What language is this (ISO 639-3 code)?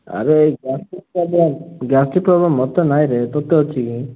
ori